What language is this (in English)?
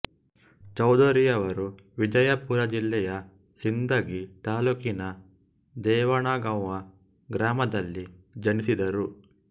Kannada